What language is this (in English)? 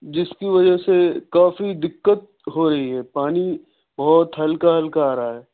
Urdu